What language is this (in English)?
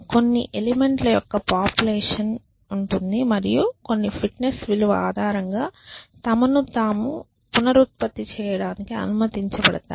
Telugu